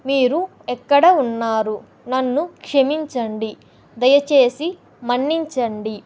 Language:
Telugu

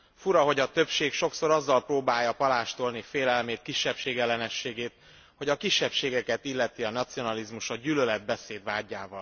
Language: Hungarian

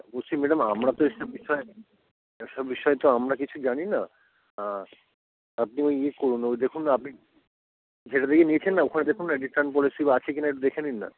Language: Bangla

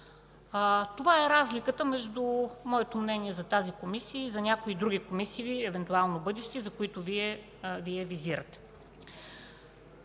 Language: Bulgarian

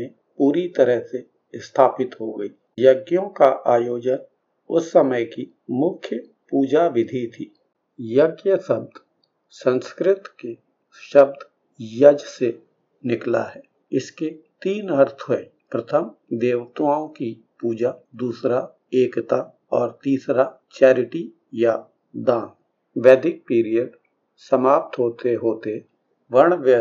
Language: Hindi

